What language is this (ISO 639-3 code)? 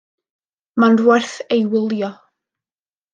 cym